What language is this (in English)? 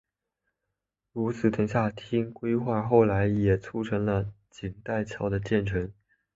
Chinese